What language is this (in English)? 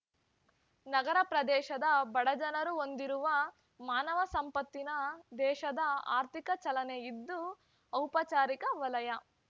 Kannada